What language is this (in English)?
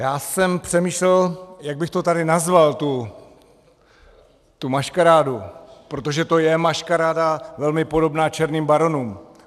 Czech